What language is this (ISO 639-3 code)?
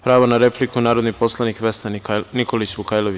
srp